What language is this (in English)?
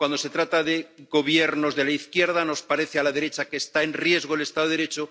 Spanish